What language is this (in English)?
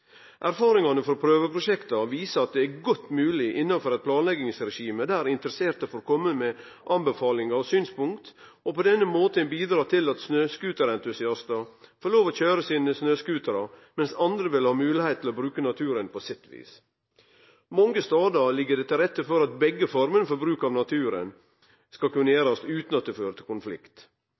Norwegian Nynorsk